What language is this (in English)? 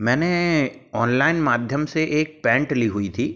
Hindi